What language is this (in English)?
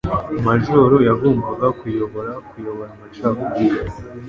Kinyarwanda